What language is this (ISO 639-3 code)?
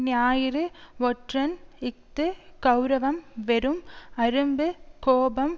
tam